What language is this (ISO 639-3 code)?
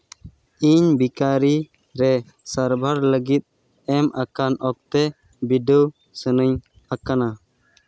sat